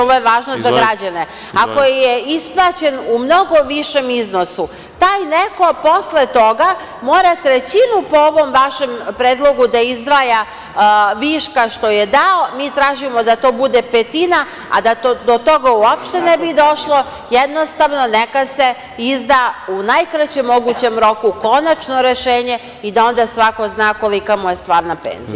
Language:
Serbian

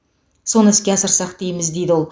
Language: Kazakh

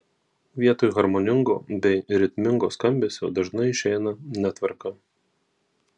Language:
Lithuanian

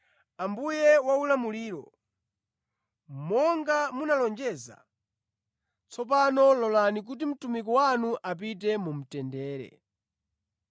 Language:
Nyanja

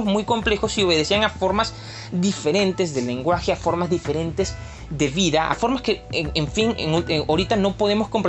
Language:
Spanish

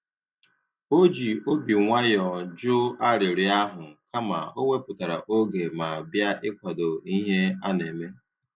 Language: Igbo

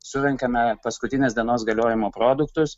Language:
Lithuanian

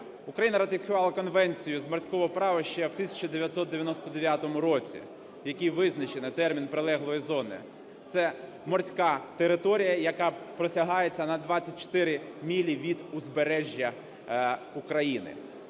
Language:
Ukrainian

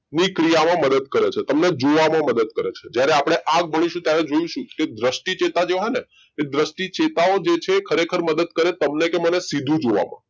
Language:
Gujarati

